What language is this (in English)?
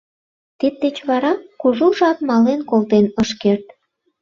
Mari